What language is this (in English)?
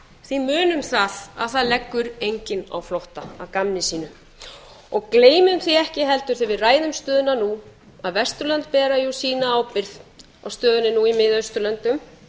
Icelandic